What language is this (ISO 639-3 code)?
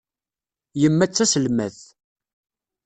kab